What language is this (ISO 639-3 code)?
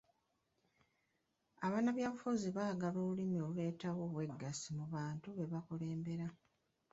lug